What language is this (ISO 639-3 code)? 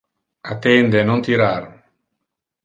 ina